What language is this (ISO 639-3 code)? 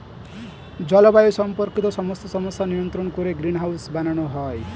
ben